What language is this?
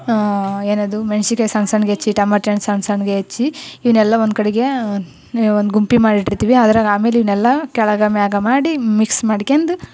Kannada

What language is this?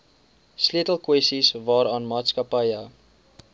Afrikaans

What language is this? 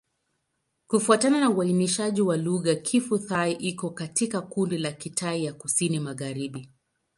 Swahili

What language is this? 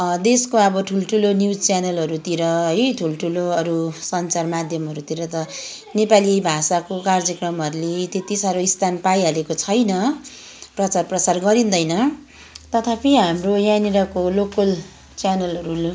Nepali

